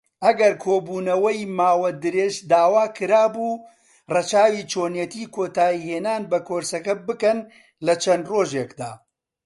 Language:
Central Kurdish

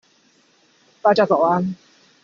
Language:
Chinese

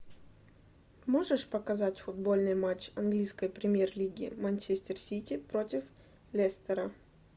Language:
Russian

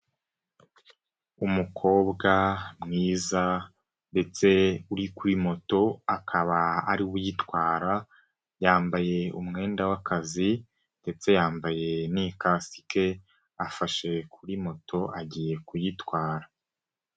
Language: Kinyarwanda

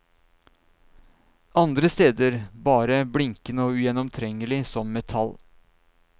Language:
Norwegian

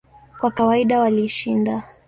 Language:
Swahili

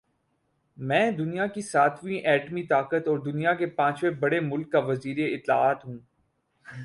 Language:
Urdu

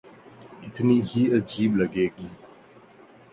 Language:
Urdu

